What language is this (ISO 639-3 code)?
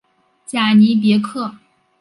zho